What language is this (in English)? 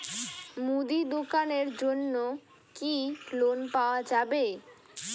Bangla